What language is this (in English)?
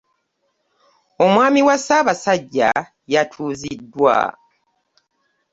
Ganda